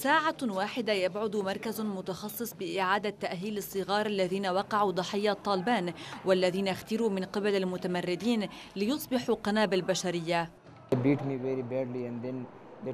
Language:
Arabic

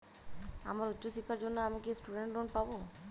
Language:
Bangla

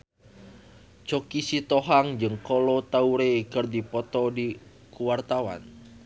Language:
Sundanese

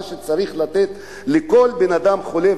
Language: Hebrew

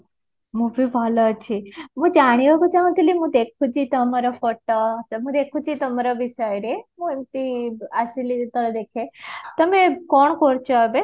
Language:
Odia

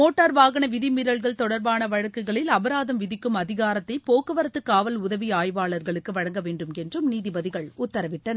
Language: Tamil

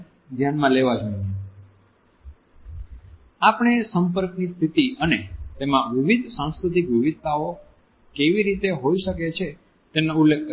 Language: Gujarati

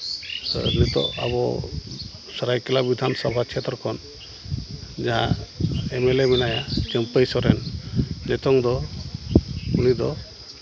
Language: Santali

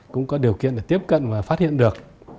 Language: Vietnamese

